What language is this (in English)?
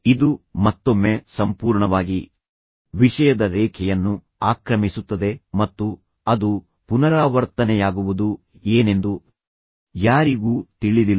Kannada